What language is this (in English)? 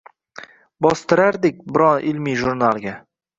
Uzbek